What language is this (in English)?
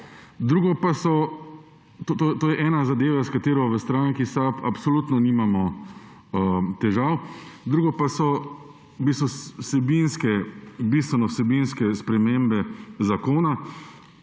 Slovenian